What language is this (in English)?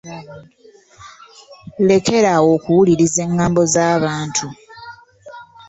Ganda